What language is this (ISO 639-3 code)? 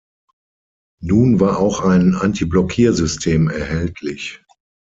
deu